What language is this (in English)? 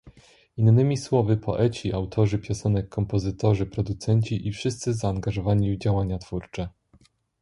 Polish